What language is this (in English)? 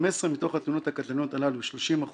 Hebrew